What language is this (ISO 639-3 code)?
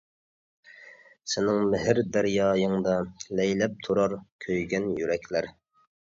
uig